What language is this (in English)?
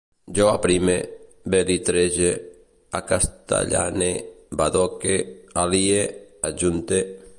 Catalan